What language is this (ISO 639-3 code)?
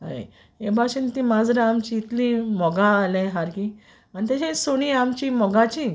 kok